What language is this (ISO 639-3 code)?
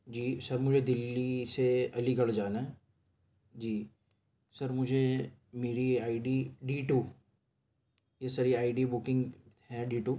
urd